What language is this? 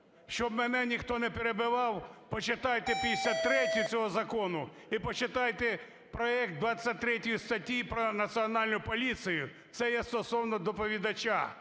Ukrainian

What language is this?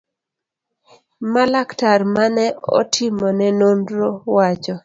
Luo (Kenya and Tanzania)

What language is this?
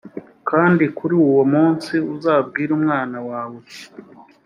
Kinyarwanda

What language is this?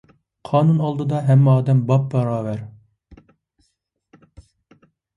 Uyghur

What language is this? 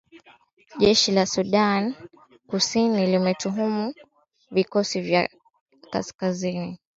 Swahili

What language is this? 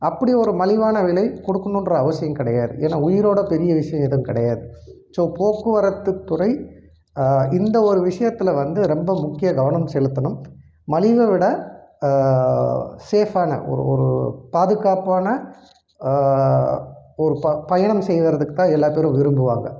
Tamil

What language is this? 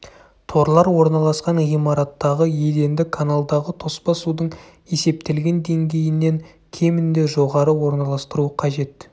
Kazakh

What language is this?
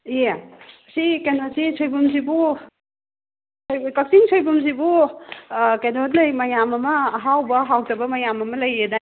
Manipuri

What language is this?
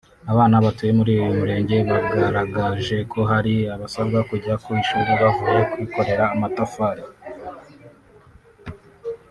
Kinyarwanda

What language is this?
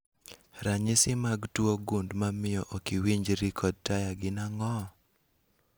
Luo (Kenya and Tanzania)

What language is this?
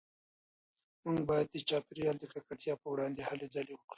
Pashto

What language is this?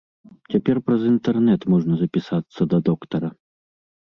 Belarusian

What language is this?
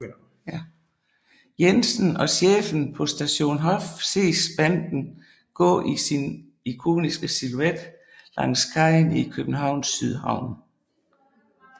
Danish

